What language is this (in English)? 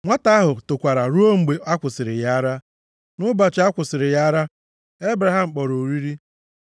Igbo